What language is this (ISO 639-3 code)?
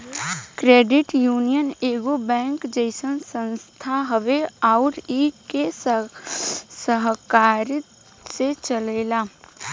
bho